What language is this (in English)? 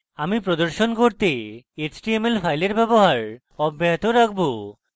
Bangla